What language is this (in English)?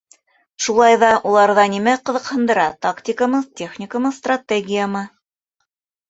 Bashkir